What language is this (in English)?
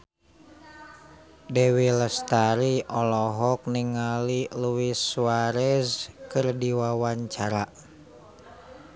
Sundanese